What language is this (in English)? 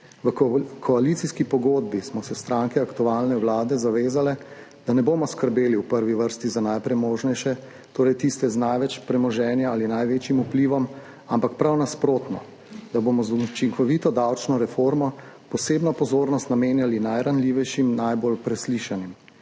Slovenian